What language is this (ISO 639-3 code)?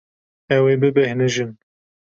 kur